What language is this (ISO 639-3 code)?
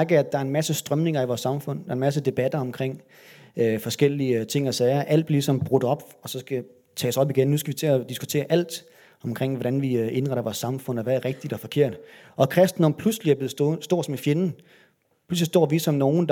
dan